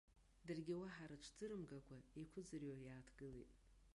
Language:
Abkhazian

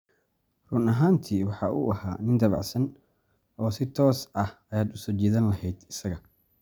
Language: Somali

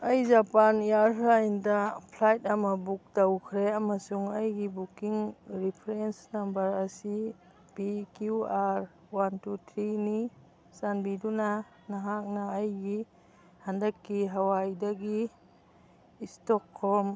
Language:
Manipuri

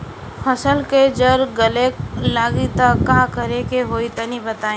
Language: Bhojpuri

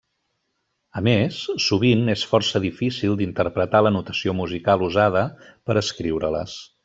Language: Catalan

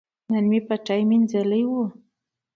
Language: Pashto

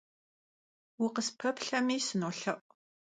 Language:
Kabardian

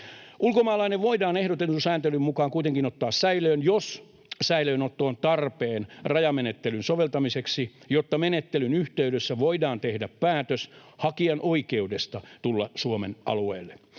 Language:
Finnish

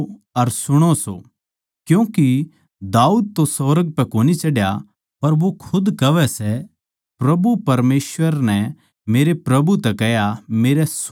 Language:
Haryanvi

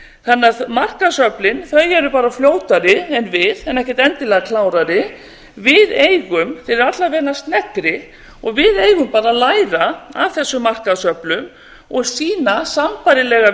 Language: Icelandic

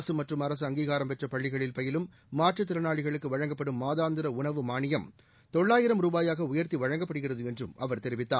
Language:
Tamil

